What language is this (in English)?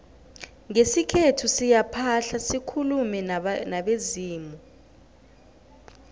South Ndebele